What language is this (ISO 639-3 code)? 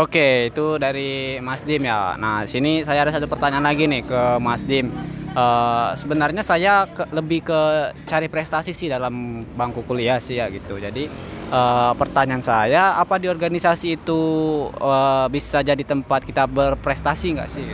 ind